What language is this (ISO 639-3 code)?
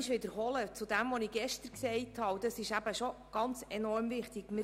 gsw